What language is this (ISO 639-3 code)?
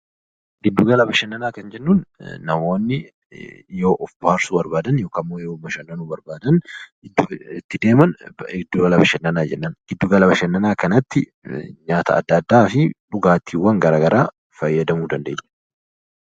orm